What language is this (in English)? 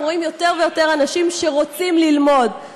Hebrew